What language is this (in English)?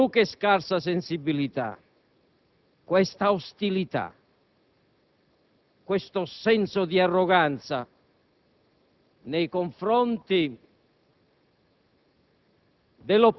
Italian